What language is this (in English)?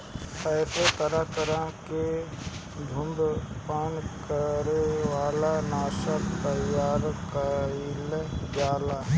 Bhojpuri